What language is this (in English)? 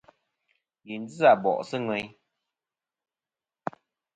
Kom